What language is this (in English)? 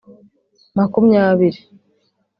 Kinyarwanda